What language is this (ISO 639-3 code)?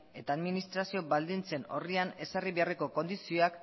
eus